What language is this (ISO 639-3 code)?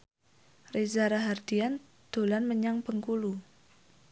jav